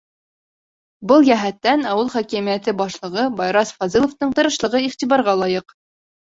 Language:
Bashkir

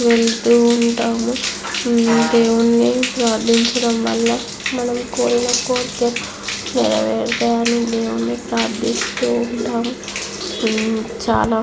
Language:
Telugu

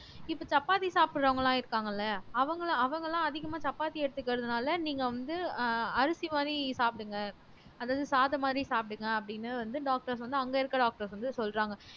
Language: Tamil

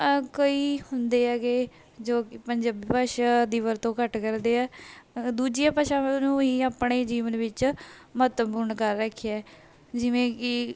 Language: Punjabi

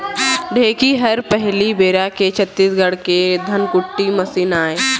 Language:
Chhattisgarhi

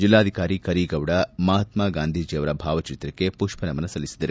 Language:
Kannada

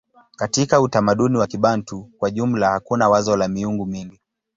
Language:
Swahili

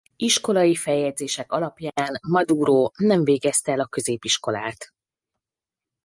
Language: Hungarian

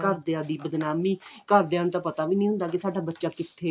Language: Punjabi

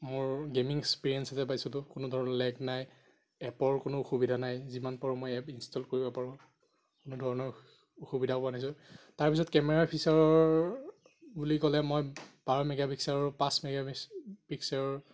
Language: Assamese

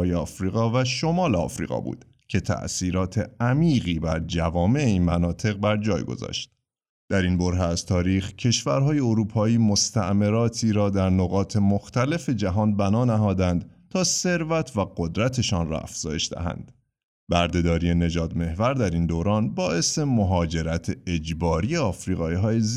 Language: Persian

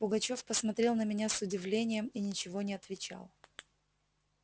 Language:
Russian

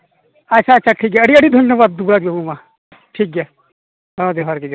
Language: Santali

